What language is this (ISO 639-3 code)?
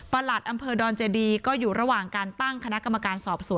tha